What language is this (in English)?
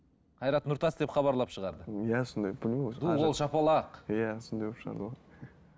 Kazakh